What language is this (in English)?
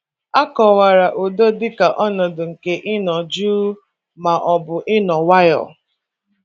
Igbo